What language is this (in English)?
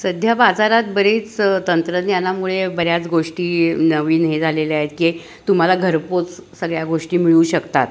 Marathi